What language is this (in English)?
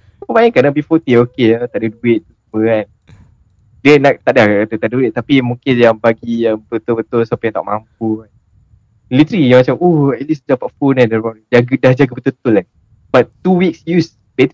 Malay